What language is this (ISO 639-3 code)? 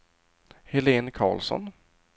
swe